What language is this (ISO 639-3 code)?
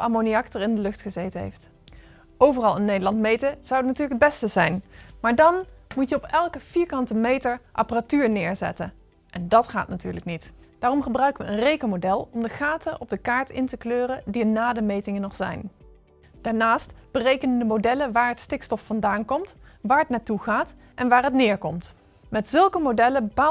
nld